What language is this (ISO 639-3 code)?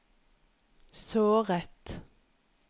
nor